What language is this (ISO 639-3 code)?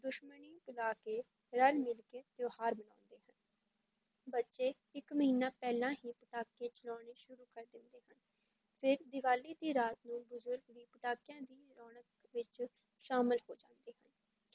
pan